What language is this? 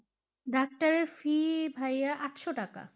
Bangla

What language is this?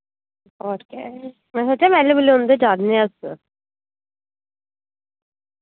Dogri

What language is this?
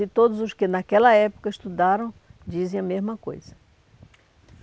Portuguese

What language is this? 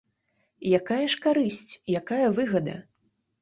Belarusian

